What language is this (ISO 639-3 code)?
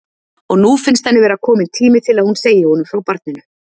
isl